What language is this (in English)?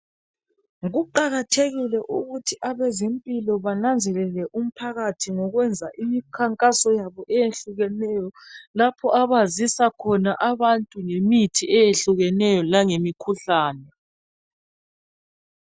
North Ndebele